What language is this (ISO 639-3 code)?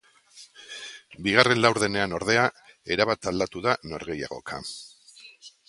eus